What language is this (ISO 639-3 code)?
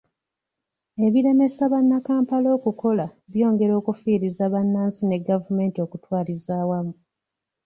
lug